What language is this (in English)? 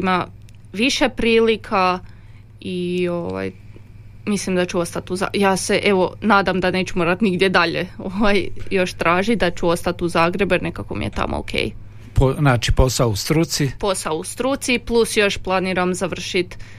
Croatian